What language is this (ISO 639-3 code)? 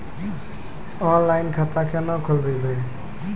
mai